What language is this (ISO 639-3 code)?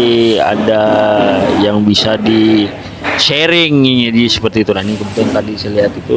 ind